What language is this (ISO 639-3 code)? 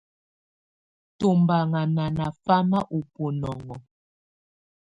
tvu